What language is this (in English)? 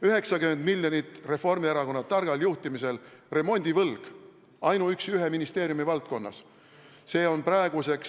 Estonian